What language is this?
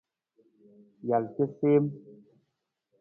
Nawdm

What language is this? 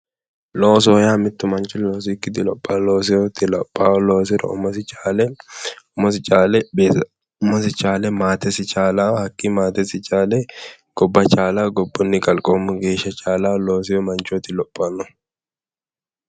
Sidamo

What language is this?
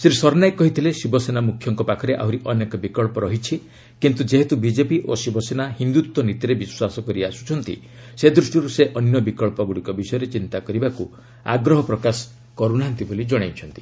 Odia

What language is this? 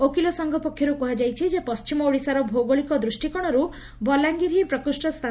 Odia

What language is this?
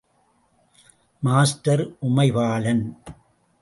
Tamil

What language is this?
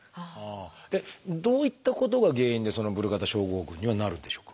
Japanese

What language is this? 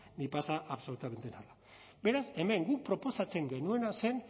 Basque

